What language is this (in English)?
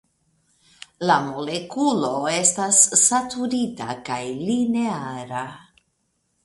Esperanto